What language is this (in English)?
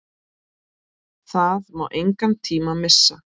Icelandic